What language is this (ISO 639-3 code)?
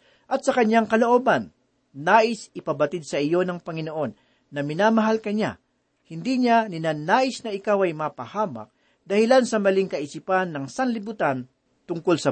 fil